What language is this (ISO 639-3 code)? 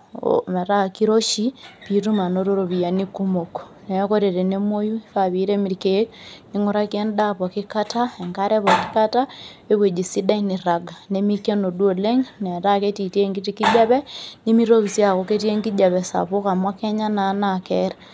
mas